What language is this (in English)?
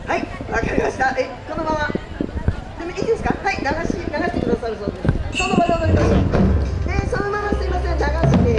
Japanese